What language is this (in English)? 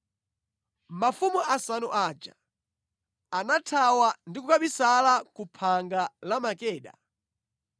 Nyanja